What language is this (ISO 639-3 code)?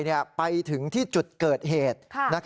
tha